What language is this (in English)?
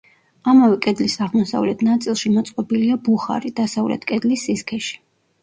Georgian